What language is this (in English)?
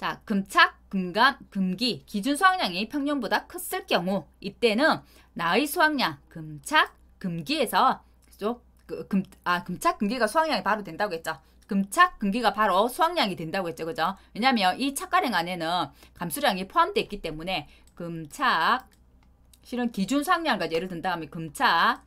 Korean